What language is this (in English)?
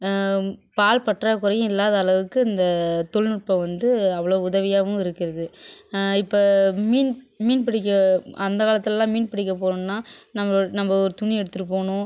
Tamil